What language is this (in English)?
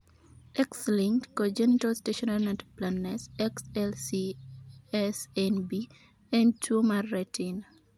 Luo (Kenya and Tanzania)